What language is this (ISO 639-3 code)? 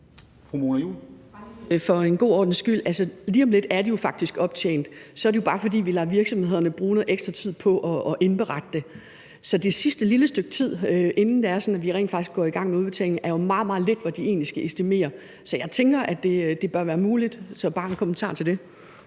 dan